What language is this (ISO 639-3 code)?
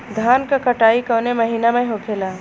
bho